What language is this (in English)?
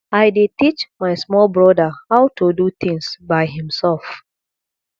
Nigerian Pidgin